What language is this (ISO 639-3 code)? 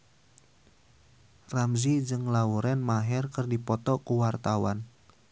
sun